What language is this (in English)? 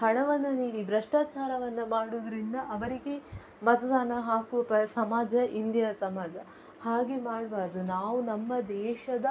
Kannada